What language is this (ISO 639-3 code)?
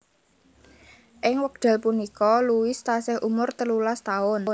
jav